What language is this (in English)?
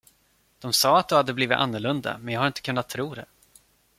Swedish